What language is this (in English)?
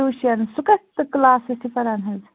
Kashmiri